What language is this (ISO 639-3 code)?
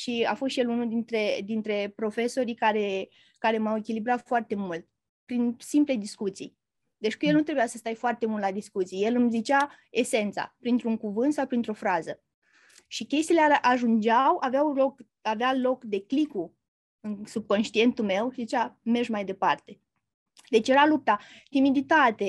ron